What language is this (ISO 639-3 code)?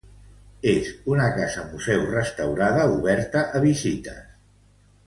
cat